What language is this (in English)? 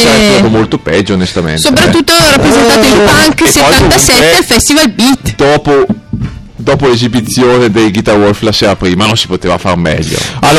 Italian